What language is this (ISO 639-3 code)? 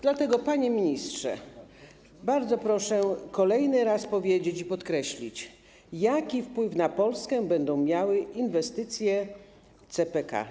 pol